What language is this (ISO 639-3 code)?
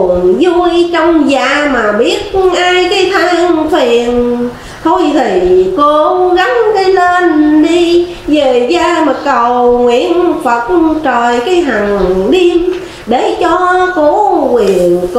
vie